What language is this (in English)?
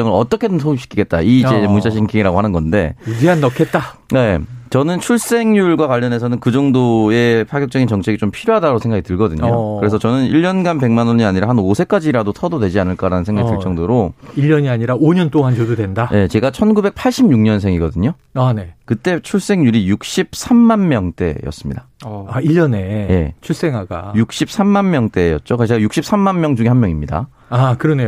Korean